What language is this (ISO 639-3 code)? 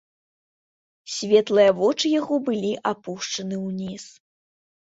bel